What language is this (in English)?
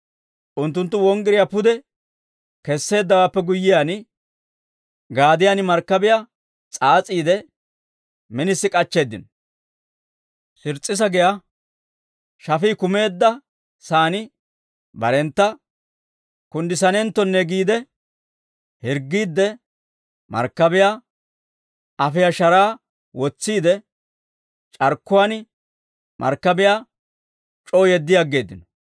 Dawro